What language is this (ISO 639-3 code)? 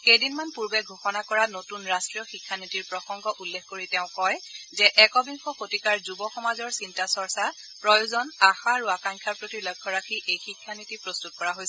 asm